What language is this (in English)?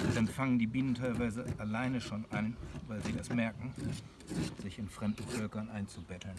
German